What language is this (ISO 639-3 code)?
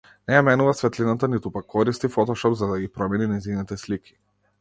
mkd